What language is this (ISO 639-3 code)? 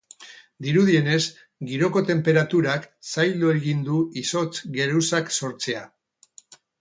eus